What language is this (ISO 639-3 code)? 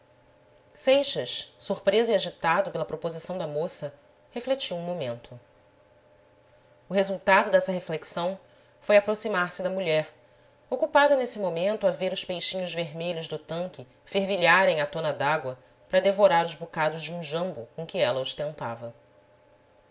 por